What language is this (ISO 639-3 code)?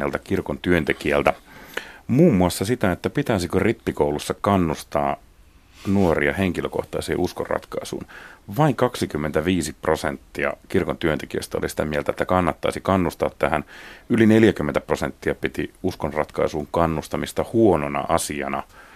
fin